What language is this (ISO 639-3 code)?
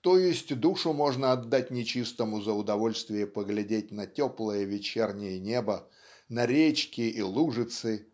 rus